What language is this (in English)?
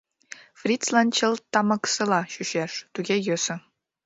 Mari